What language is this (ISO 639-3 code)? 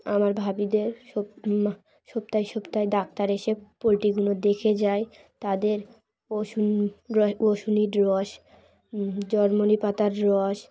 ben